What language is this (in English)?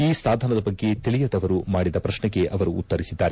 Kannada